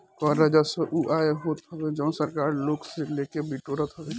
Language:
Bhojpuri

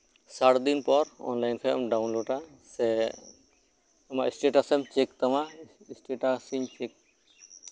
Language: Santali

